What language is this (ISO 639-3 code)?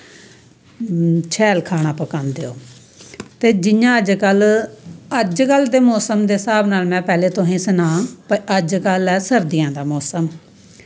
doi